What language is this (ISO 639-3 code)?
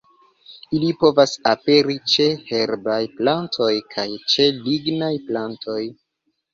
epo